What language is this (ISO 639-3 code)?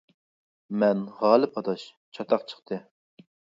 uig